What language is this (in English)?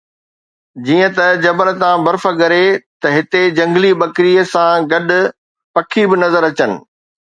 Sindhi